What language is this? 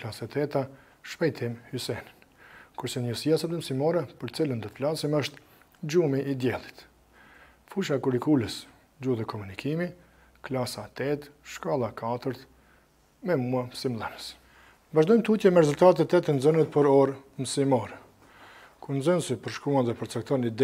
Romanian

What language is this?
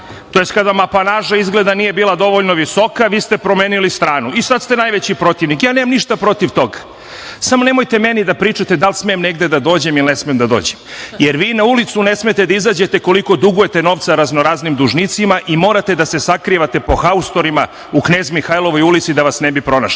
Serbian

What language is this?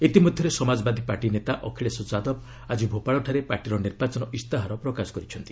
Odia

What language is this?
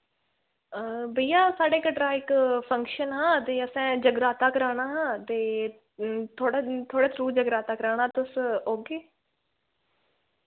Dogri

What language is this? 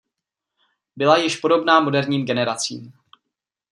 Czech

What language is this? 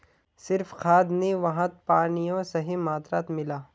Magahi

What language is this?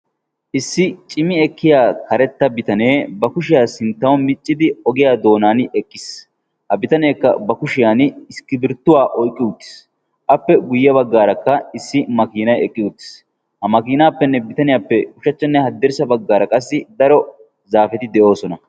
Wolaytta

